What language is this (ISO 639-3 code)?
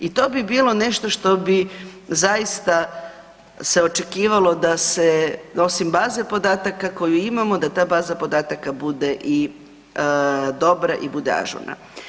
hrv